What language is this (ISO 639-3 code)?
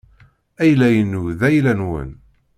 kab